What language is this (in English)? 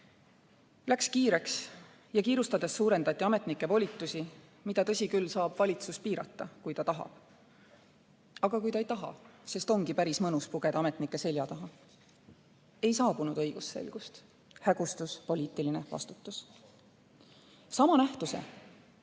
Estonian